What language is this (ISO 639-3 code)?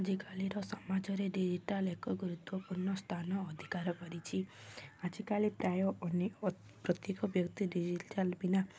ori